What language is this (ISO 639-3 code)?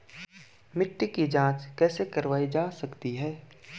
hin